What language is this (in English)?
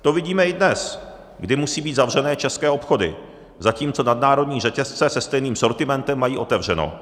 Czech